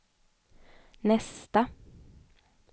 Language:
Swedish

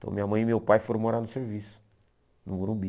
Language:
Portuguese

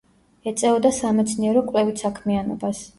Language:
Georgian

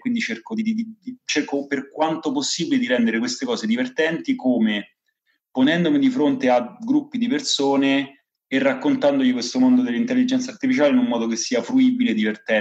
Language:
Italian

